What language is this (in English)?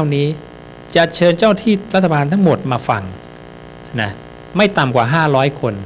Thai